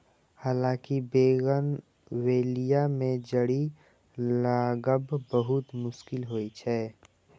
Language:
Maithili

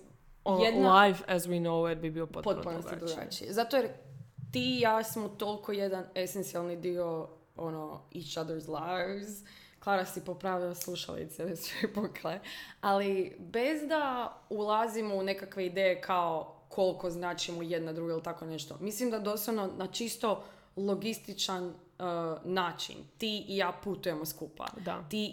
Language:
Croatian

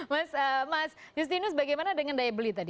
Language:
Indonesian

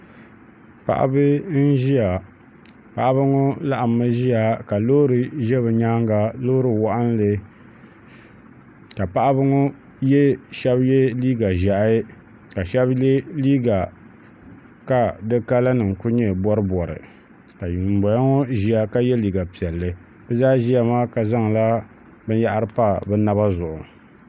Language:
Dagbani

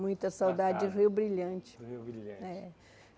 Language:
Portuguese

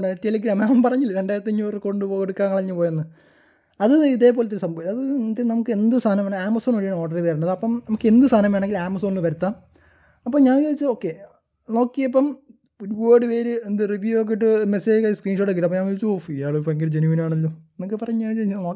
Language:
Malayalam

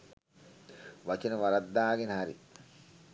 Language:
Sinhala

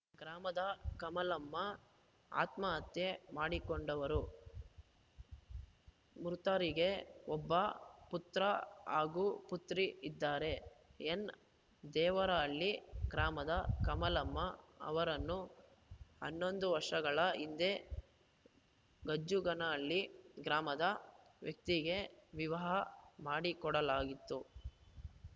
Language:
Kannada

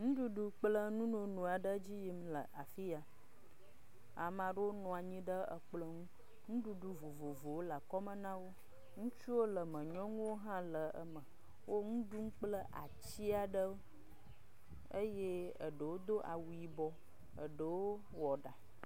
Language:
Ewe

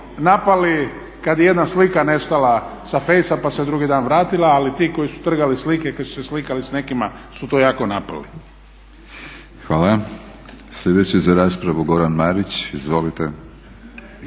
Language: Croatian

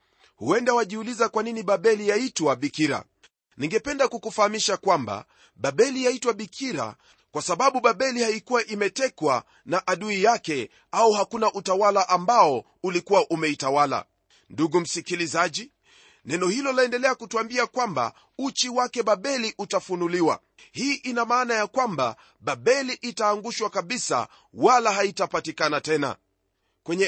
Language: Swahili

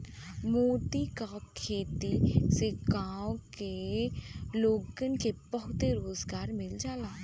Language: Bhojpuri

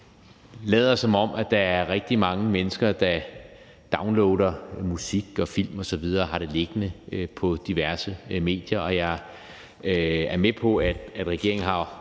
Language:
Danish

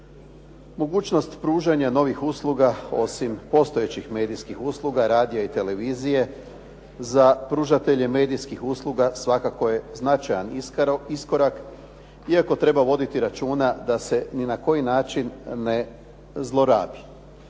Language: Croatian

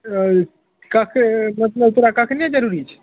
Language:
Maithili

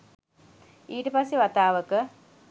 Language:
Sinhala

